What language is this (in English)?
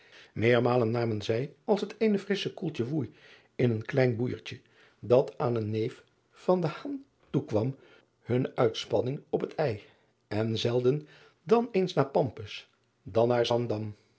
Dutch